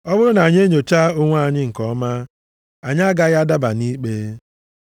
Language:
Igbo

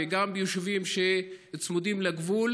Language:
Hebrew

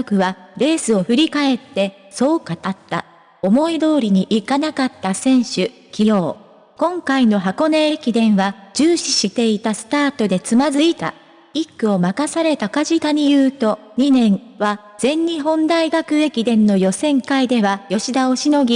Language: Japanese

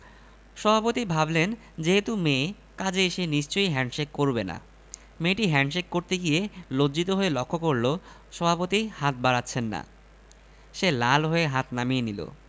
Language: Bangla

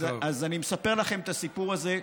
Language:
Hebrew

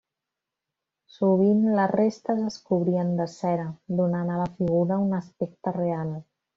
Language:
Catalan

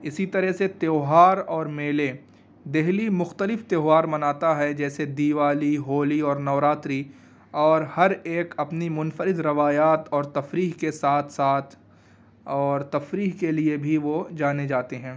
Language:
Urdu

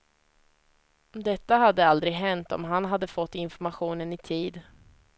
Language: Swedish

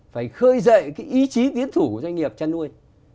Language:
Vietnamese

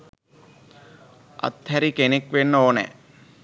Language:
Sinhala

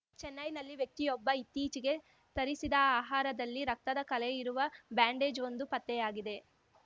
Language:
Kannada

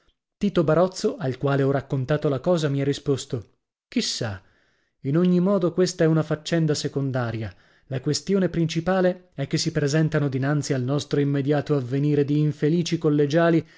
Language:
Italian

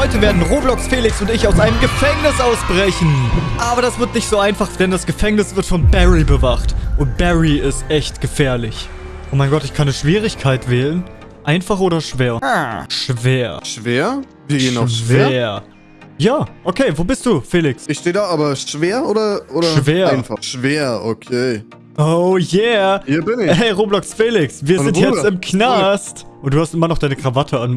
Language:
German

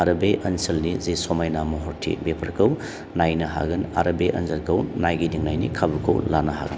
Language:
Bodo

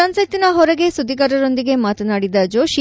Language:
Kannada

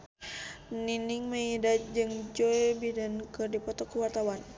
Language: Sundanese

